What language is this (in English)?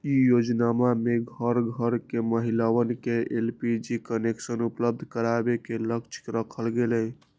Magahi